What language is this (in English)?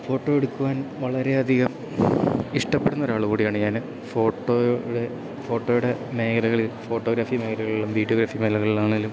Malayalam